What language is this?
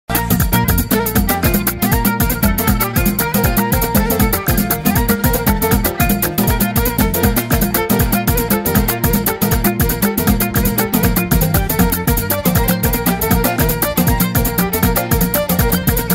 Thai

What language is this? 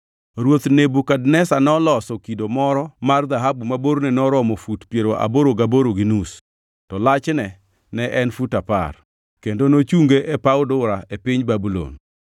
Luo (Kenya and Tanzania)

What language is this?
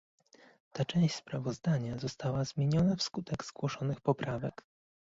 Polish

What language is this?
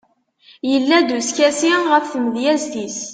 Kabyle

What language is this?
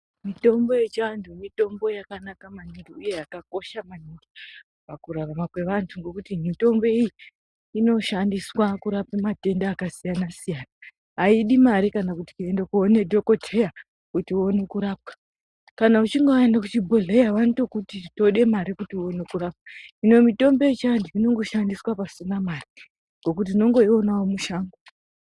Ndau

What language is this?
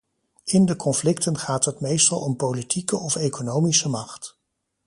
Dutch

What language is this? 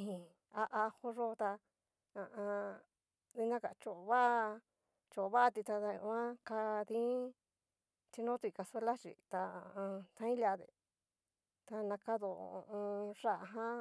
Cacaloxtepec Mixtec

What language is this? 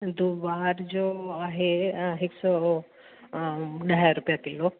Sindhi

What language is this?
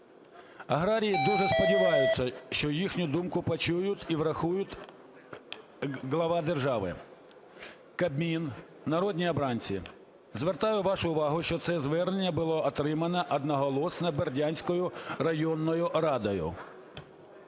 Ukrainian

